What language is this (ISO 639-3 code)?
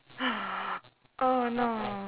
eng